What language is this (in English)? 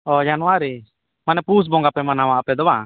Santali